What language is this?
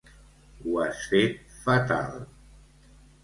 Catalan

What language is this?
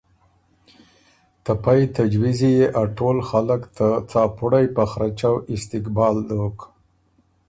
Ormuri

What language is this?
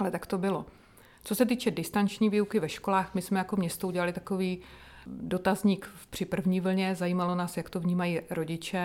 Czech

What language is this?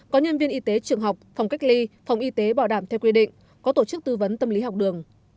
Vietnamese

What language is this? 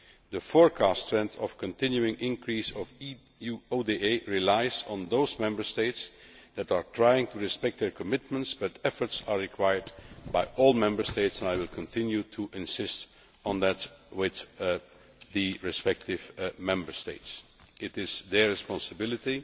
English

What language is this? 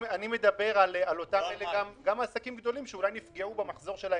Hebrew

